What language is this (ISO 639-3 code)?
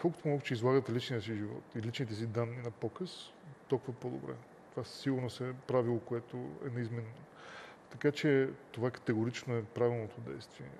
bul